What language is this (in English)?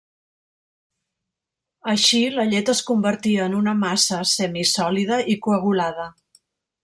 Catalan